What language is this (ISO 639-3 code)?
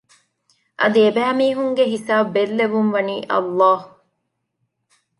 div